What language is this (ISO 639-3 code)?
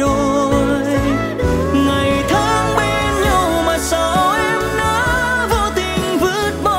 vie